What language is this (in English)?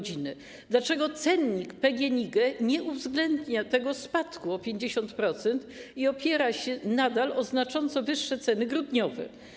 Polish